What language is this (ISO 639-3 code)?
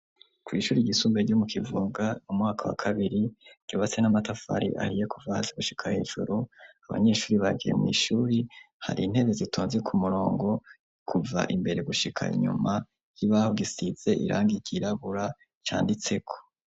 run